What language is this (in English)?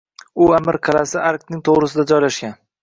Uzbek